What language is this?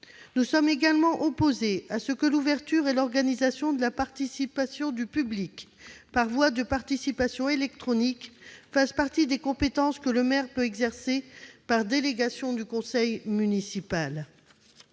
French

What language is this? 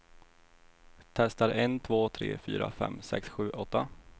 Swedish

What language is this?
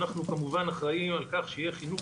Hebrew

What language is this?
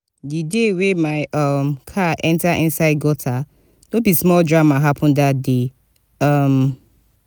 Nigerian Pidgin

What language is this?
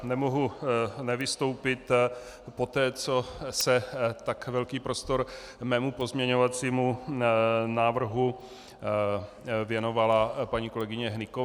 Czech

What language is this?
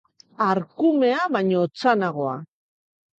Basque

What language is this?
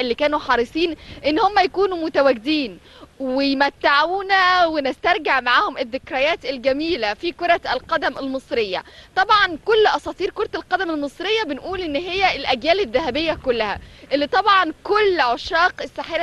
Arabic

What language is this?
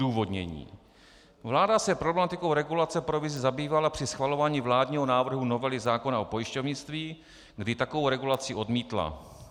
Czech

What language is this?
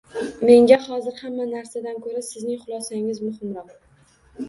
Uzbek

